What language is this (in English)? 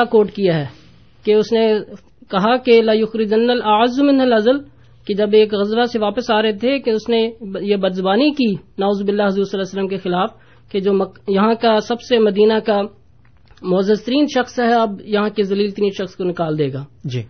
Urdu